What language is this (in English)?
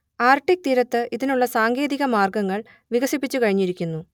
Malayalam